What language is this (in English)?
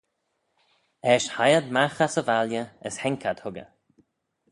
Manx